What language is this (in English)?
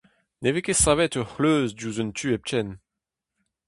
Breton